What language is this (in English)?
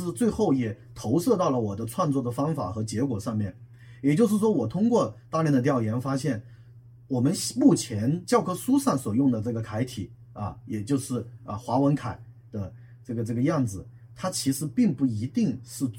Chinese